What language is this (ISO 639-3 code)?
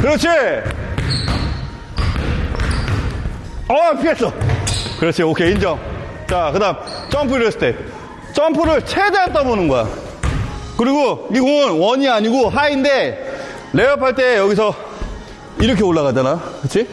kor